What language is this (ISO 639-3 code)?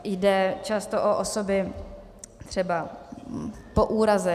ces